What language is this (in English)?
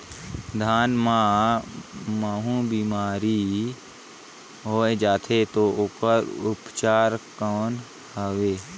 Chhattisgarhi